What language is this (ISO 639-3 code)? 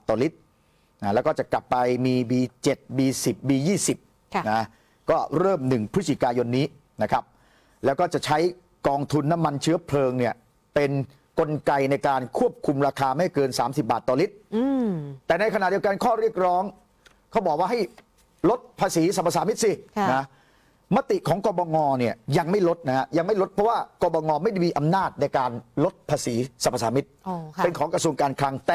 tha